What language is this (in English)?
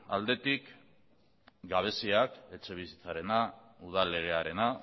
Basque